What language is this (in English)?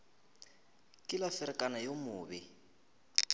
Northern Sotho